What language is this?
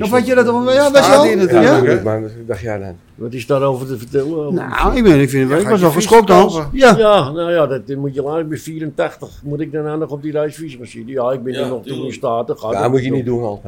Dutch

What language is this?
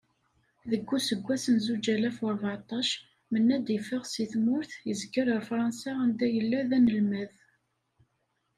Kabyle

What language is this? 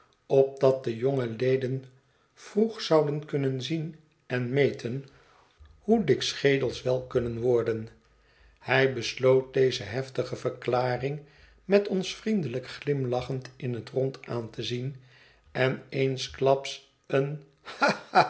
Dutch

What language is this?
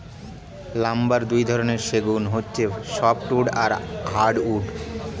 Bangla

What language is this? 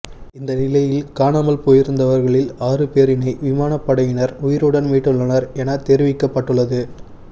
Tamil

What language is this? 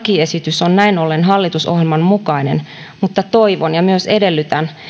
Finnish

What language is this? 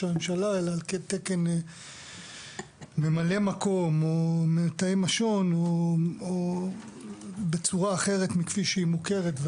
Hebrew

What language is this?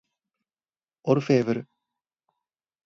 Japanese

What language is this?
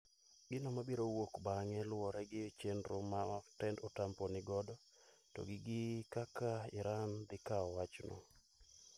Luo (Kenya and Tanzania)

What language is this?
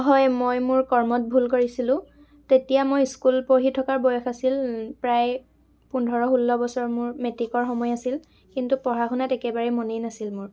Assamese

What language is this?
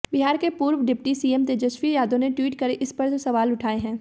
Hindi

